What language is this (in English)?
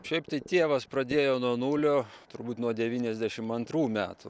Lithuanian